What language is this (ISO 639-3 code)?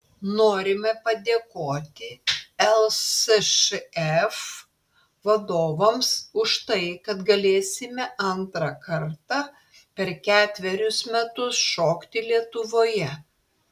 lit